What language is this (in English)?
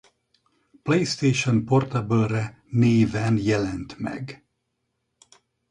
Hungarian